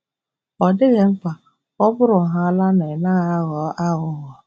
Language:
Igbo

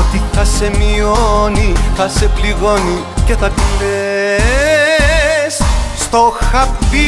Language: Greek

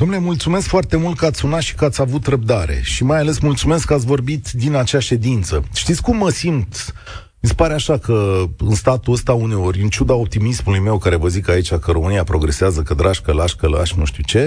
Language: Romanian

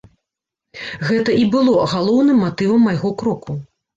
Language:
Belarusian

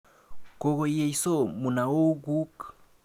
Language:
Kalenjin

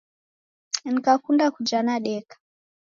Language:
Taita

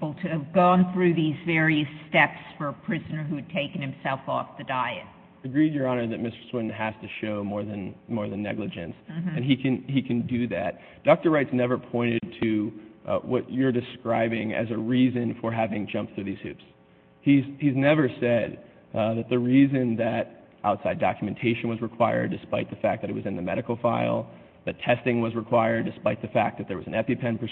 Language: English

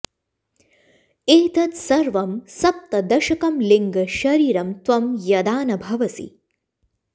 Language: Sanskrit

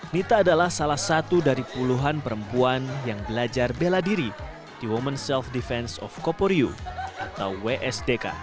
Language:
Indonesian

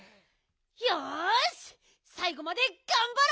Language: Japanese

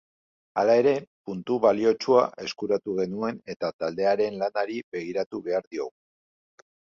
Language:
Basque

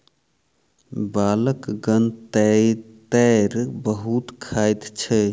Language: Maithili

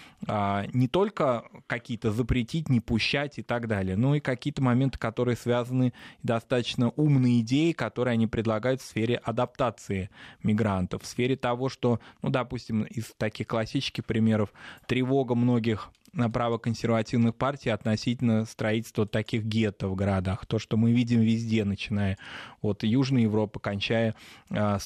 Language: Russian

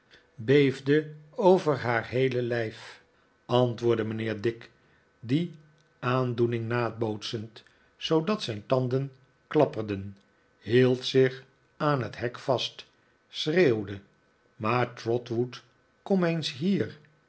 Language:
Dutch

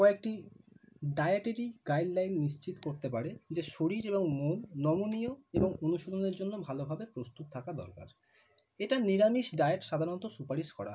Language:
Bangla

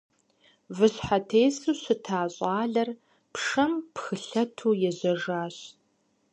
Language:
Kabardian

